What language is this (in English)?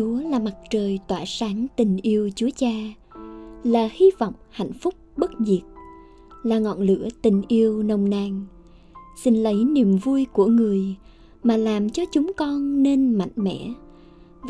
Vietnamese